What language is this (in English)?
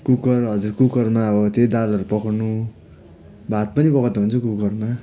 Nepali